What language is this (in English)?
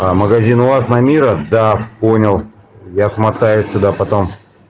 Russian